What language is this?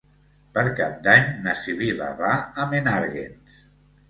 Catalan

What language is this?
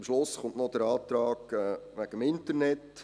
Swiss German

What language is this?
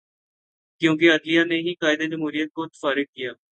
Urdu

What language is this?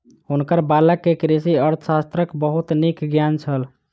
Maithili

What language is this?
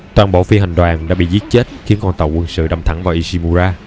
Vietnamese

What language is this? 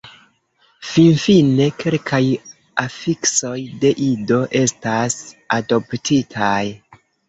Esperanto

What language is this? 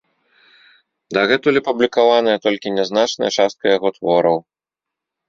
Belarusian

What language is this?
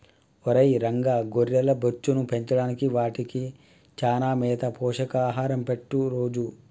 Telugu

